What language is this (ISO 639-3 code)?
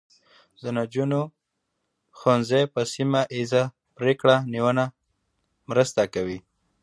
pus